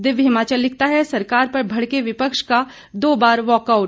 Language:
Hindi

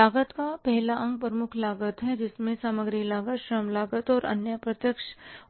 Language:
Hindi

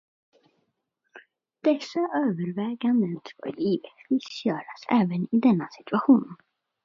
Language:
Swedish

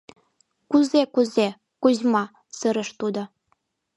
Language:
Mari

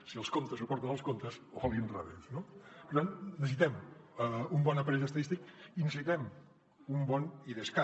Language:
Catalan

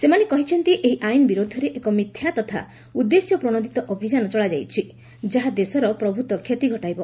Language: Odia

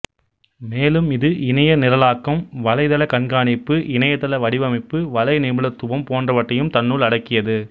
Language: Tamil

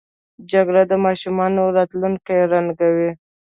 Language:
Pashto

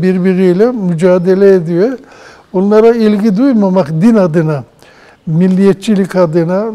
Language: Turkish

